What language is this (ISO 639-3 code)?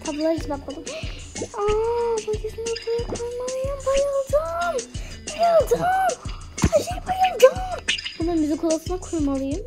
tur